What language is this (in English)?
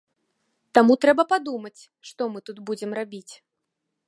Belarusian